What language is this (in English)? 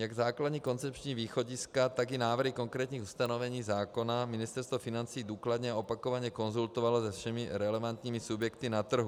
Czech